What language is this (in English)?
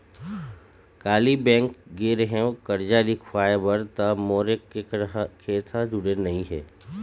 Chhattisgarhi